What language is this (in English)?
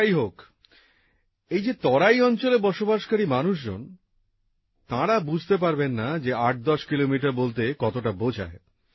Bangla